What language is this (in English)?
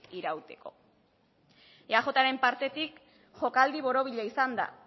Basque